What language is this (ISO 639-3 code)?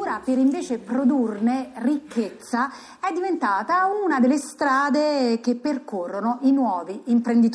ita